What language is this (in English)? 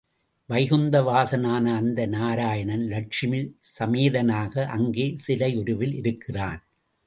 Tamil